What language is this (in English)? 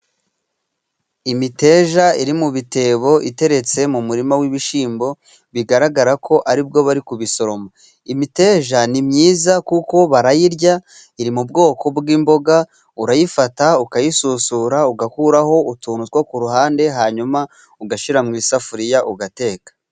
Kinyarwanda